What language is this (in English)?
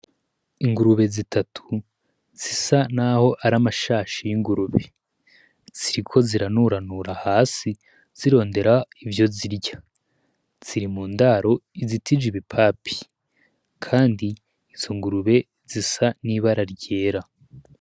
Rundi